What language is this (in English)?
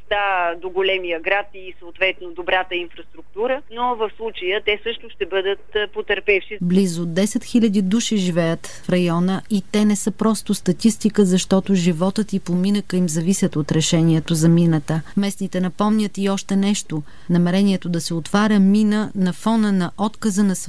Bulgarian